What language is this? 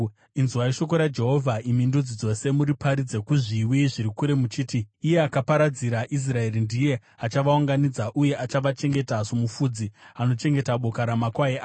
Shona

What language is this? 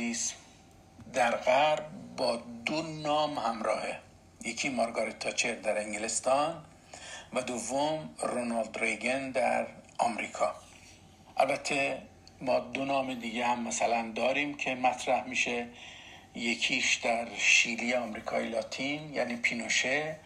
Persian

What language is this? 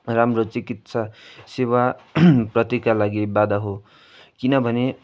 Nepali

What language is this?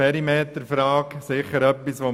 Swiss German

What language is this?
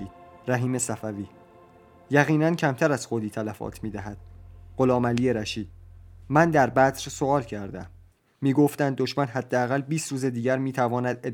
Persian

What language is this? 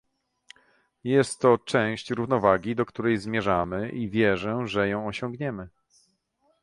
Polish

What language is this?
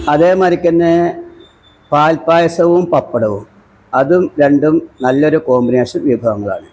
Malayalam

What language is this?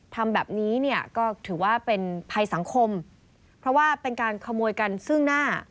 Thai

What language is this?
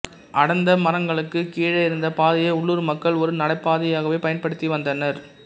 Tamil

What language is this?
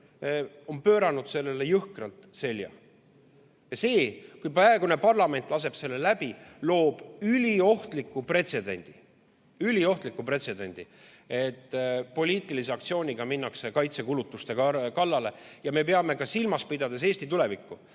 Estonian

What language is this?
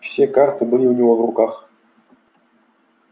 Russian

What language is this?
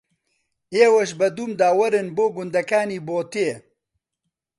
Central Kurdish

